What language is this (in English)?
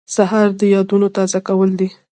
Pashto